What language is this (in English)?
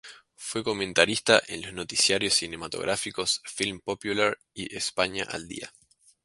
Spanish